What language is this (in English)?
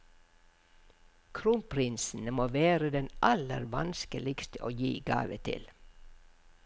Norwegian